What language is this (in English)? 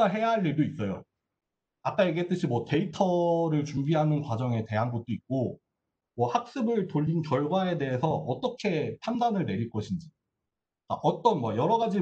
Korean